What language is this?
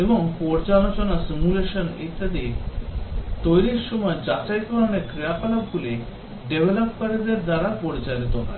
Bangla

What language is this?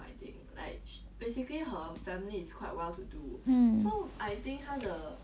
English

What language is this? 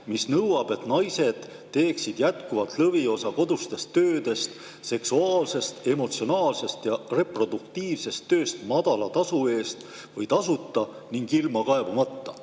Estonian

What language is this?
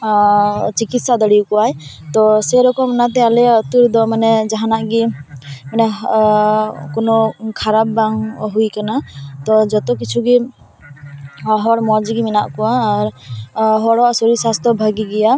Santali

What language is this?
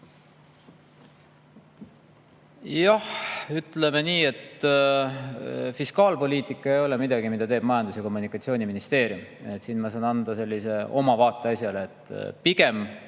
Estonian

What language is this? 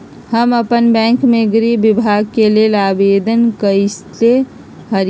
Magahi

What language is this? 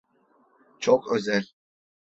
Turkish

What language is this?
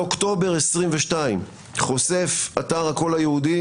Hebrew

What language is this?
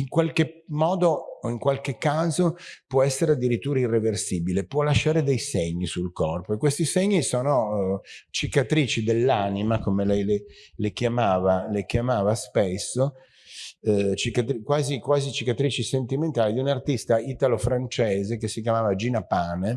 Italian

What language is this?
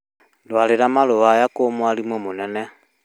Kikuyu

